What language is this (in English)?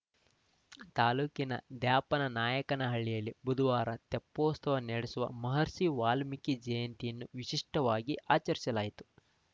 Kannada